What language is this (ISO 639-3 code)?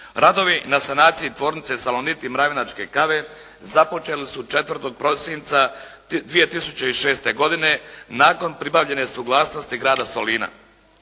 hrv